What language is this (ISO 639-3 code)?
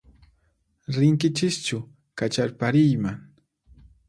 qxp